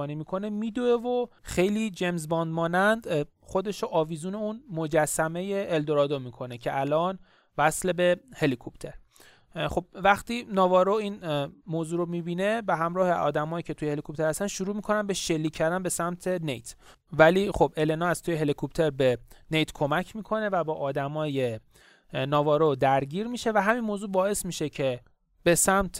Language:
Persian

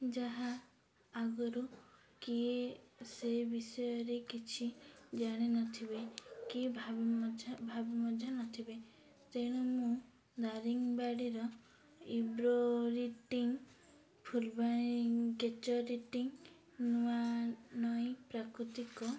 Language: Odia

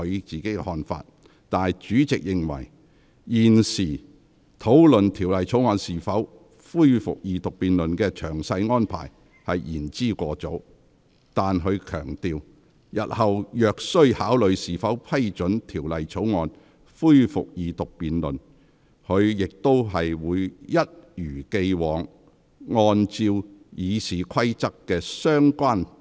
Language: Cantonese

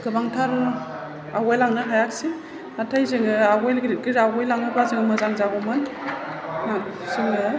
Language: Bodo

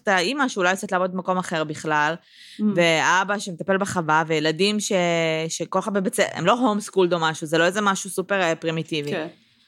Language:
Hebrew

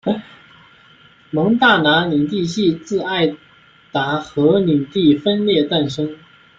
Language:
Chinese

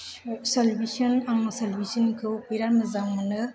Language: Bodo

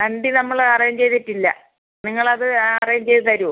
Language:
Malayalam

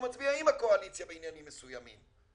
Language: Hebrew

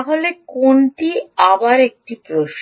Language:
Bangla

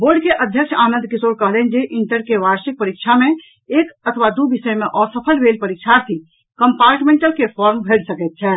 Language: Maithili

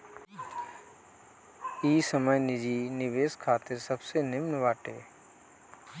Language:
Bhojpuri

